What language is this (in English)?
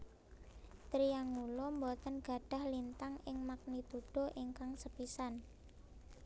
Javanese